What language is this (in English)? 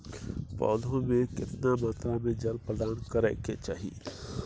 Maithili